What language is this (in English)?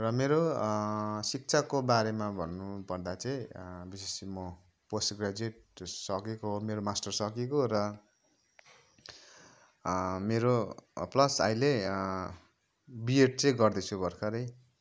Nepali